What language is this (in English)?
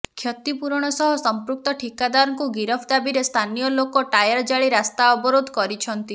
Odia